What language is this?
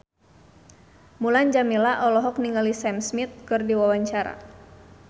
Sundanese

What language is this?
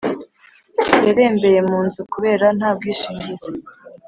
Kinyarwanda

